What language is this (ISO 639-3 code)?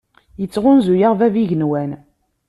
kab